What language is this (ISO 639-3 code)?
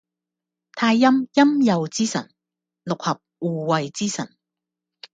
yue